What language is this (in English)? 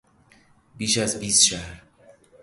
Persian